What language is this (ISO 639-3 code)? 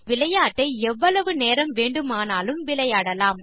tam